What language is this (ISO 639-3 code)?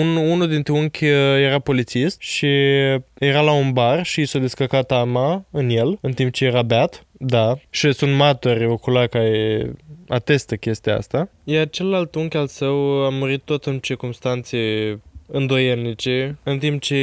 ron